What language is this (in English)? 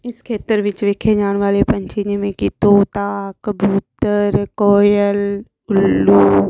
Punjabi